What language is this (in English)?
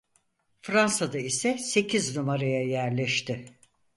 Turkish